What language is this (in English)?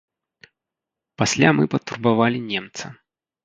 Belarusian